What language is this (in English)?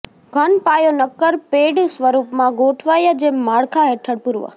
Gujarati